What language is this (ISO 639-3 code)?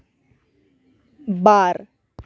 sat